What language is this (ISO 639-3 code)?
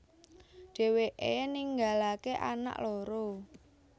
jav